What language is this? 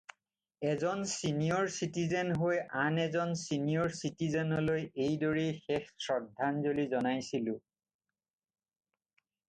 Assamese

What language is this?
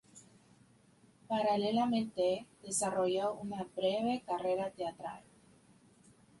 Spanish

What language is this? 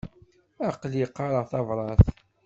Kabyle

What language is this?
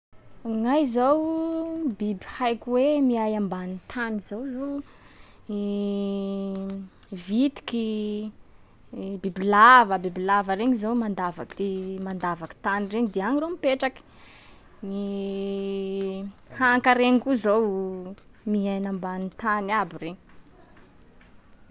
Sakalava Malagasy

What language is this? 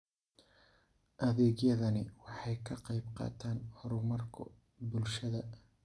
Somali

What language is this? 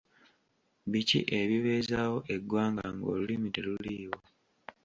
Ganda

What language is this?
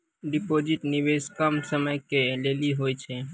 Maithili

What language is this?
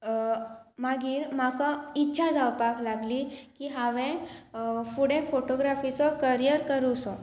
Konkani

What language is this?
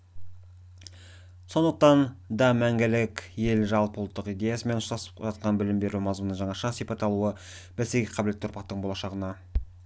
Kazakh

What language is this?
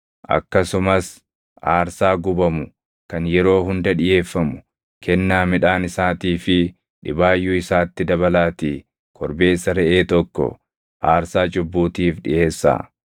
Oromo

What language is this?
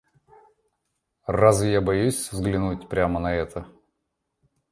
Russian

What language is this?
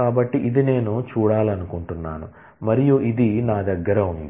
Telugu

